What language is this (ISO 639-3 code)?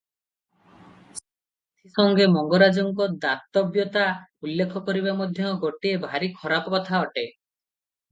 ori